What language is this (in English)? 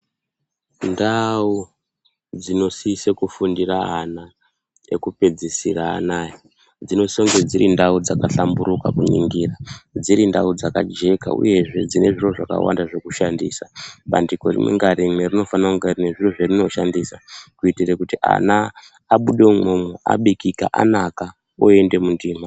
Ndau